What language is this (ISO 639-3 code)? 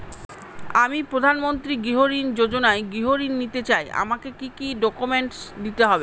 ben